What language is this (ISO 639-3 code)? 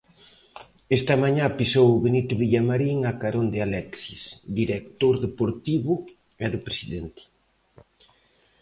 glg